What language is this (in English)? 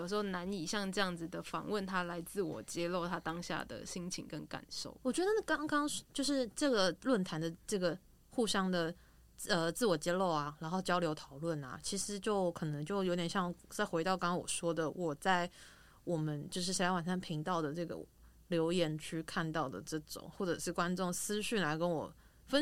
Chinese